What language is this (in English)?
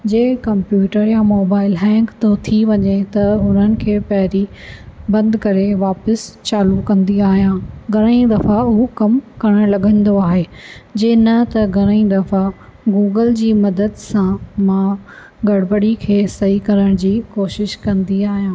Sindhi